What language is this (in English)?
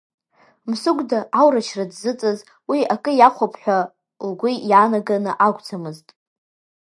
Abkhazian